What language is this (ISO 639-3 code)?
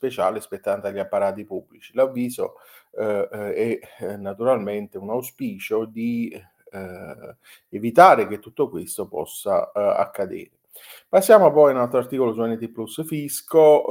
ita